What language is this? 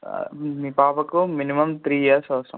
Telugu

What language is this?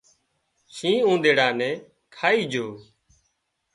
Wadiyara Koli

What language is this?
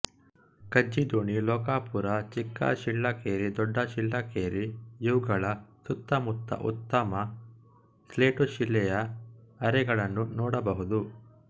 Kannada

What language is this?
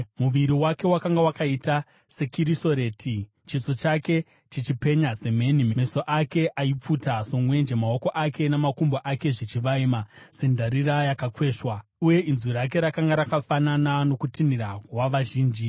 Shona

